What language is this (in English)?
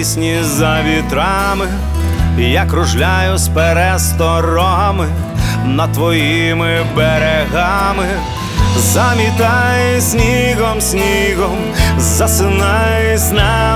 Ukrainian